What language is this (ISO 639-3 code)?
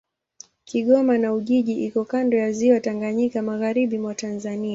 swa